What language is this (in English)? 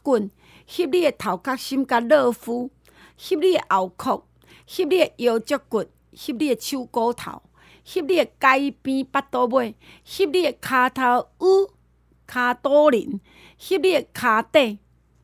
Chinese